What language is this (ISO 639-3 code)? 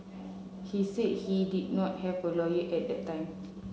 eng